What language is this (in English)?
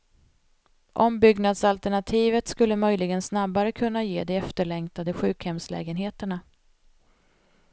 Swedish